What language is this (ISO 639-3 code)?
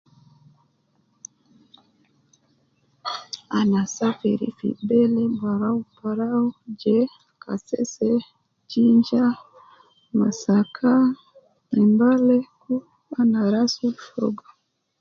kcn